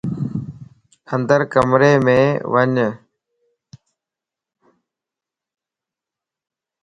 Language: Lasi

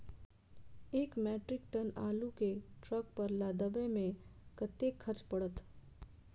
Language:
Maithili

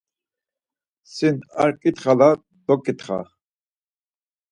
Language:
Laz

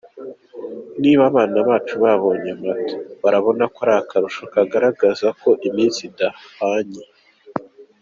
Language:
Kinyarwanda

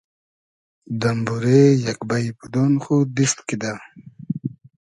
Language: Hazaragi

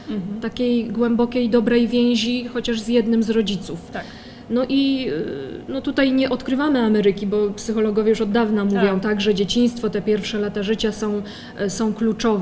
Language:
Polish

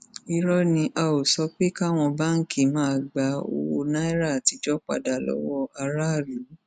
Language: Yoruba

